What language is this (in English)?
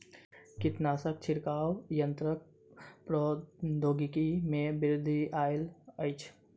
Maithili